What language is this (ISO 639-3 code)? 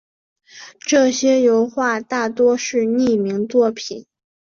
zho